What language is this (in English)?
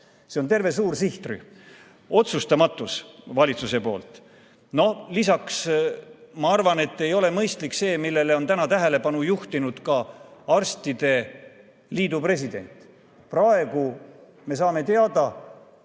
Estonian